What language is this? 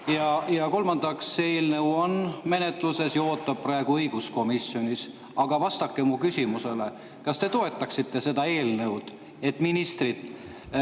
Estonian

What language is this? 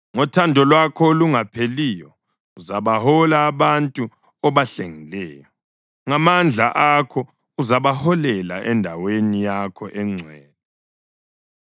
North Ndebele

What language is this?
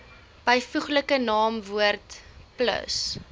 Afrikaans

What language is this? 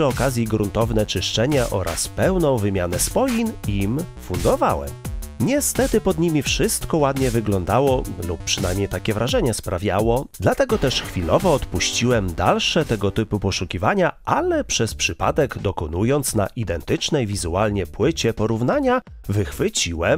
Polish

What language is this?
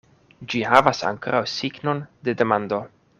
Esperanto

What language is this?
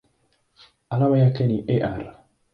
Swahili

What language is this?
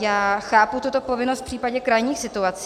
Czech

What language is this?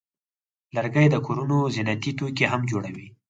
Pashto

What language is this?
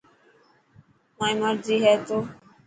Dhatki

